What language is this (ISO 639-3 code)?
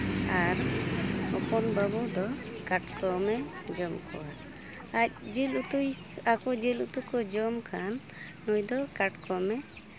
sat